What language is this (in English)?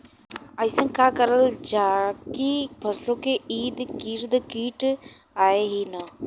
Bhojpuri